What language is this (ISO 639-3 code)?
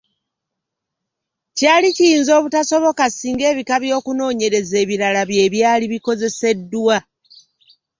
lug